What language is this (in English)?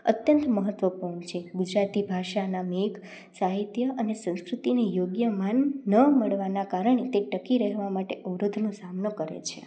Gujarati